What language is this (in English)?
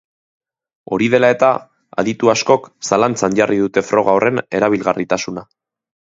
Basque